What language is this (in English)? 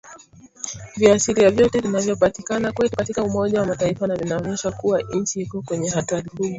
Swahili